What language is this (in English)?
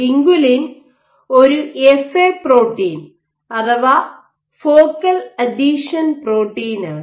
Malayalam